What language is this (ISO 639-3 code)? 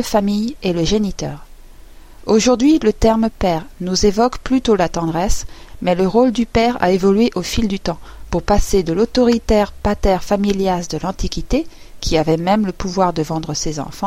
fra